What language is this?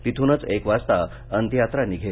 Marathi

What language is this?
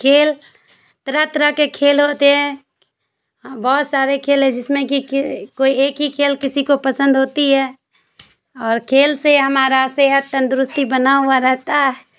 Urdu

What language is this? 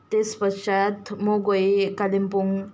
Nepali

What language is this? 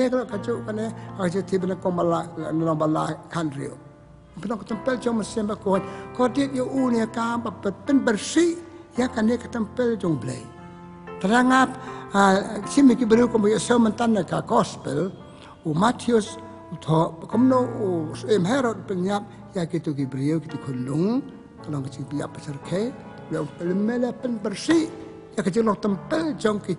Arabic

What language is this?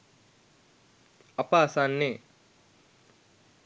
Sinhala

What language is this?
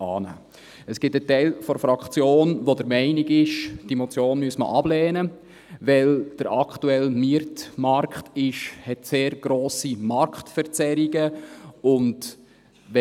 Swiss German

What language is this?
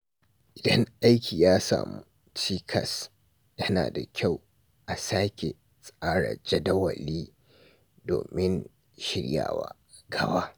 Hausa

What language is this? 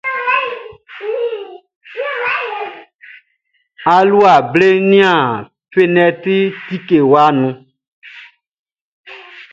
Baoulé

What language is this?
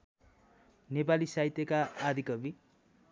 Nepali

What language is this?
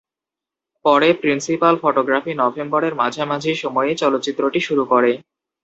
Bangla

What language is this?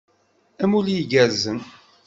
Kabyle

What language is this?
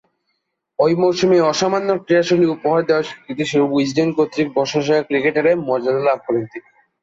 Bangla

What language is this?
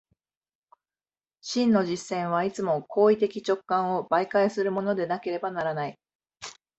Japanese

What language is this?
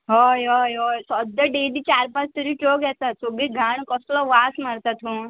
Konkani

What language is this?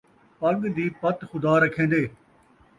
Saraiki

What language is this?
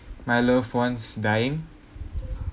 English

